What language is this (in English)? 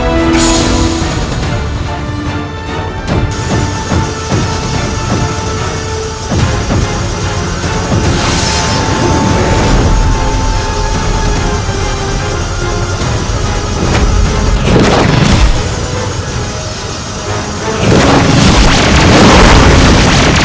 Indonesian